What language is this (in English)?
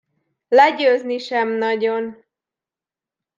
Hungarian